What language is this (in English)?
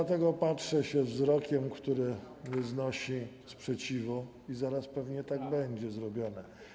Polish